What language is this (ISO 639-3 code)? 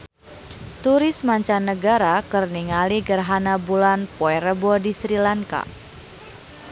sun